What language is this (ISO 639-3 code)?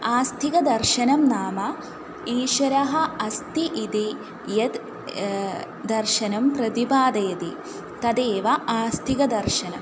san